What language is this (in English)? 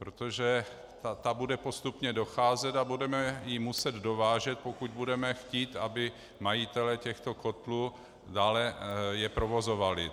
Czech